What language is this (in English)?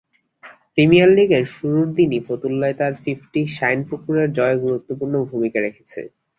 Bangla